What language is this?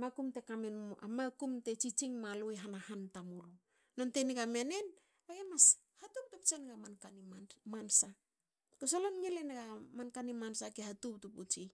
Hakö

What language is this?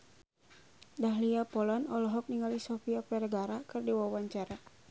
Sundanese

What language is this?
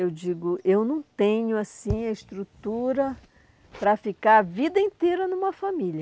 Portuguese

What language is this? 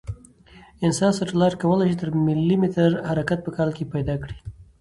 Pashto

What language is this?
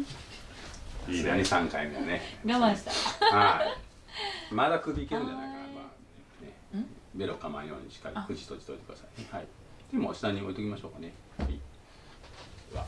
Japanese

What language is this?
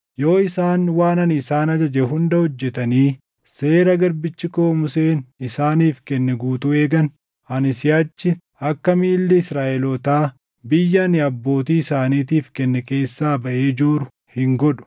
Oromo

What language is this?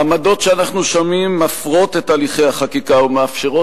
Hebrew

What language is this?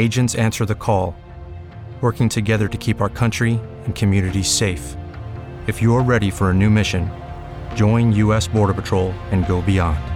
Italian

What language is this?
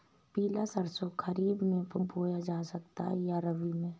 Hindi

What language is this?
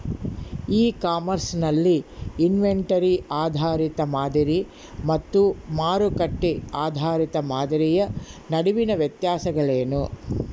Kannada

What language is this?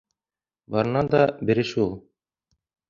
Bashkir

